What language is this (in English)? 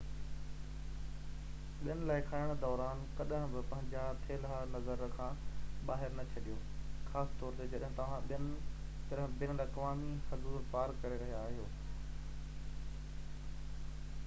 Sindhi